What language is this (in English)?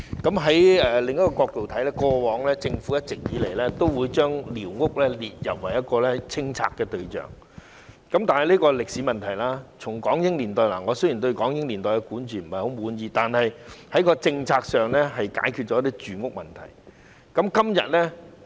Cantonese